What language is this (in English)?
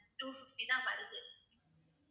Tamil